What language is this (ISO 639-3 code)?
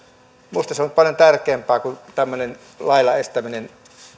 fin